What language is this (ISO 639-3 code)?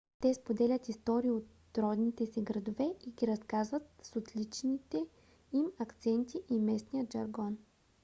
bul